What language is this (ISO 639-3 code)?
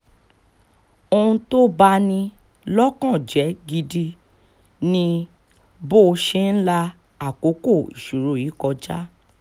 yor